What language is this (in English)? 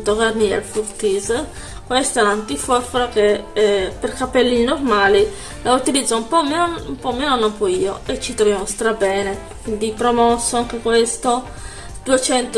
Italian